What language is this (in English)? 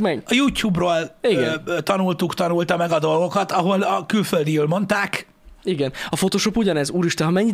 Hungarian